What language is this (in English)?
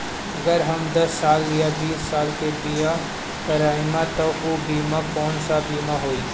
Bhojpuri